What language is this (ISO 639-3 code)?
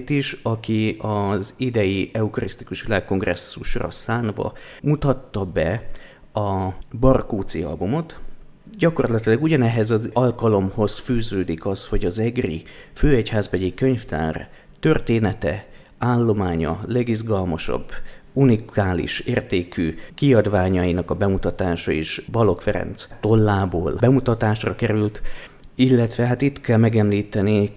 hun